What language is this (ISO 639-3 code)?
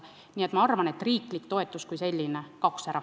est